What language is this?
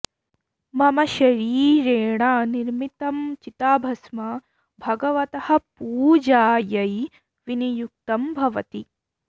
Sanskrit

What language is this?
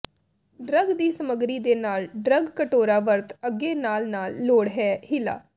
Punjabi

